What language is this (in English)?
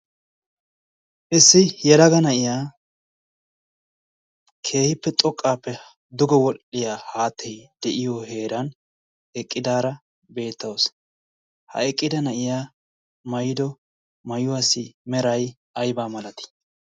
Wolaytta